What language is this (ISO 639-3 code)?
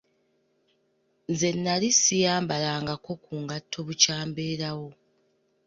lug